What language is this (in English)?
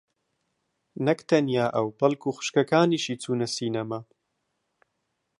Central Kurdish